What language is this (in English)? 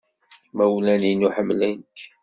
Kabyle